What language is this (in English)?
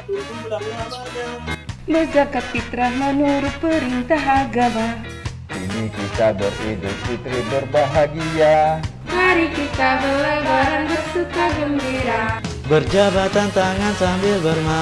Indonesian